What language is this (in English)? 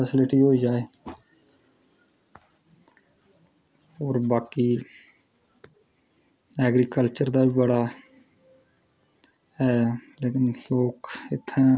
Dogri